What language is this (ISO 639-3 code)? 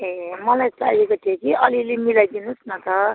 nep